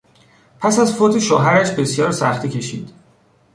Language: Persian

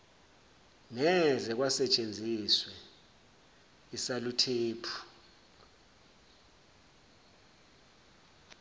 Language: Zulu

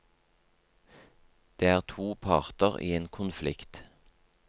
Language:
Norwegian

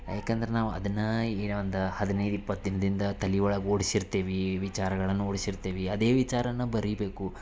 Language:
Kannada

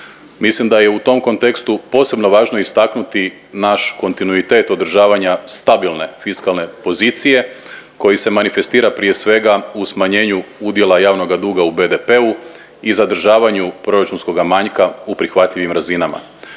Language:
Croatian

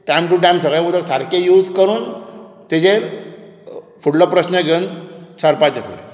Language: Konkani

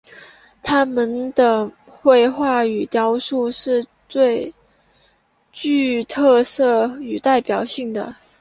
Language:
Chinese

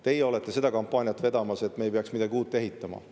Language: Estonian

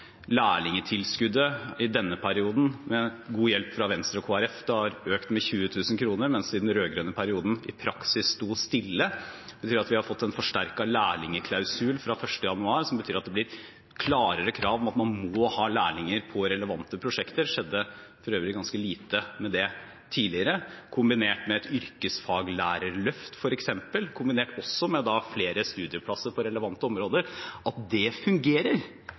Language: Norwegian Bokmål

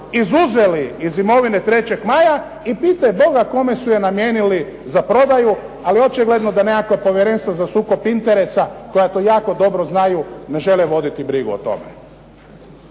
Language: Croatian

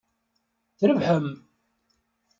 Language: Kabyle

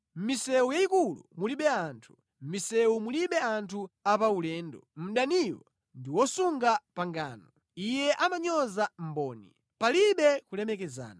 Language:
Nyanja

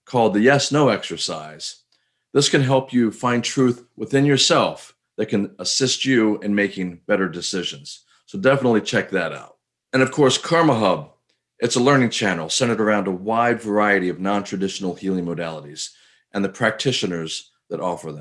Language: English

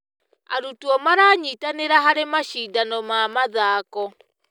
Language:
Kikuyu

